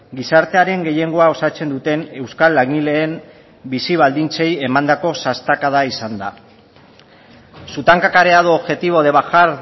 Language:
Basque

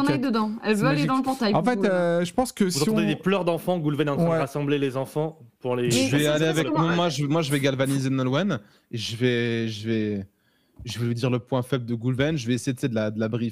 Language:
French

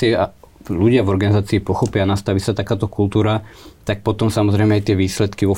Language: Slovak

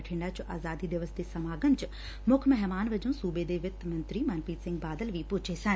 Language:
Punjabi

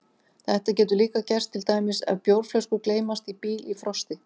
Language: Icelandic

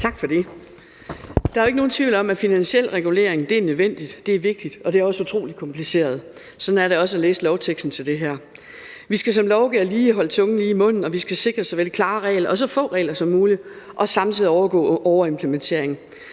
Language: Danish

